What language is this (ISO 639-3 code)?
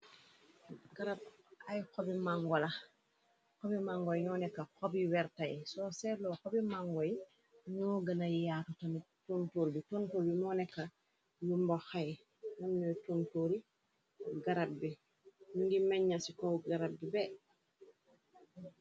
wol